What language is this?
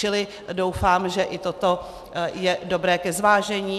Czech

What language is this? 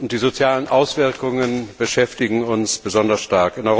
German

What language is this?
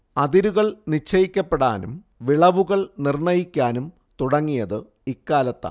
Malayalam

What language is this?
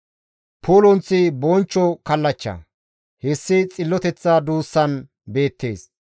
Gamo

